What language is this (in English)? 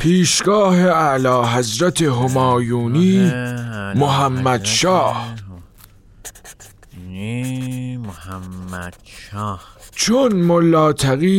Persian